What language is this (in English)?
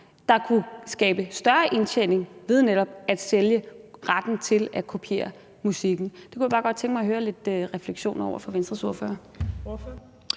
Danish